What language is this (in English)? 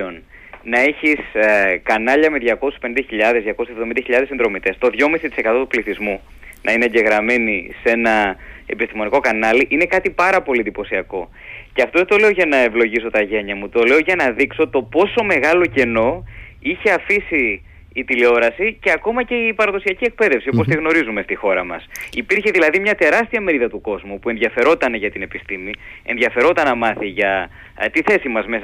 Greek